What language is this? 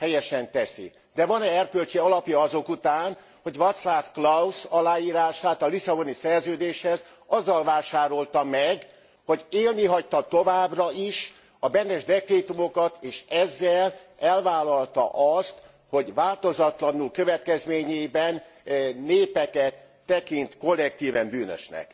Hungarian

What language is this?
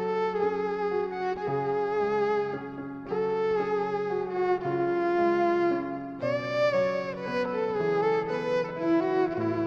Indonesian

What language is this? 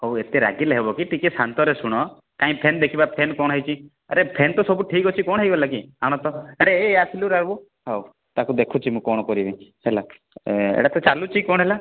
Odia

